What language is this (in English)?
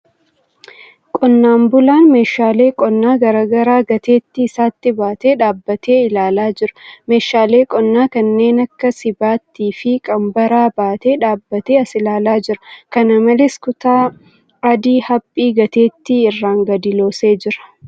Oromo